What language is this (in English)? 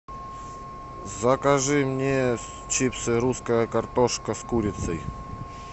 Russian